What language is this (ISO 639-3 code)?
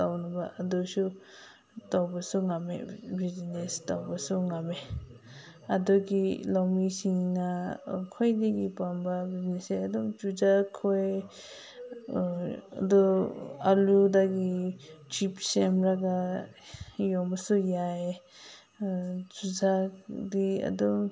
mni